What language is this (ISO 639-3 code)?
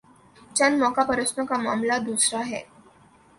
urd